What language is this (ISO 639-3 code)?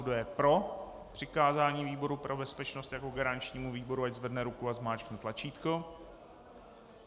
ces